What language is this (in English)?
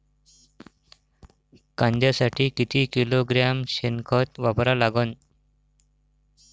Marathi